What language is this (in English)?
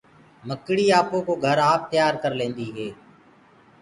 Gurgula